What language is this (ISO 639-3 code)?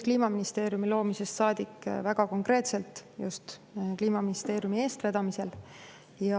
est